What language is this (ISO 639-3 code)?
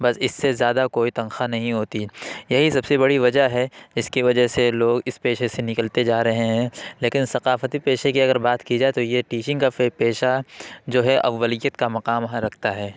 urd